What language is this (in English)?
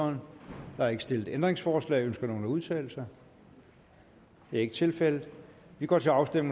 Danish